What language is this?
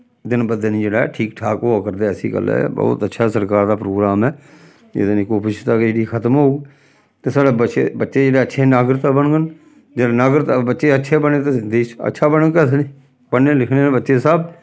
Dogri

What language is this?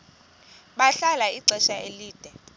Xhosa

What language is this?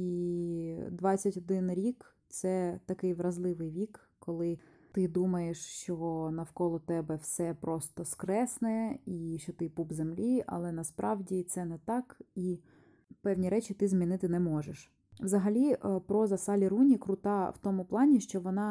Ukrainian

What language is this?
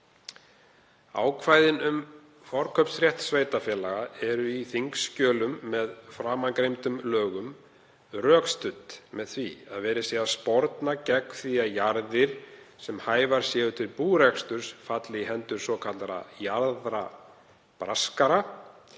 Icelandic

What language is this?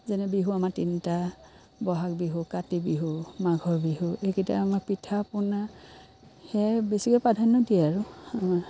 Assamese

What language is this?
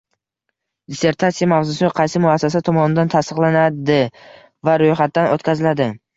Uzbek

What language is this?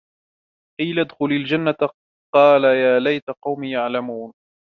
Arabic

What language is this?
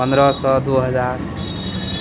Maithili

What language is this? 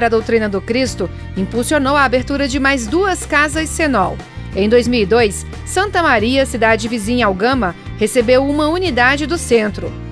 Portuguese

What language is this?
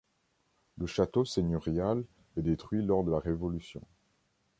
French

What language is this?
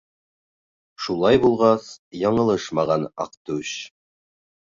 Bashkir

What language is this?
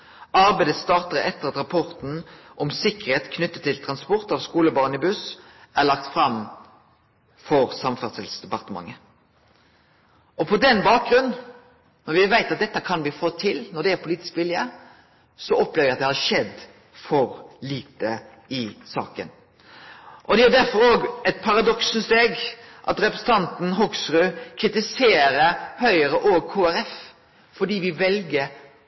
Norwegian Nynorsk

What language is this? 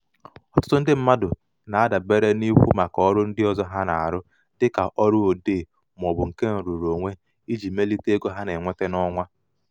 Igbo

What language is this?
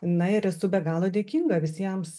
Lithuanian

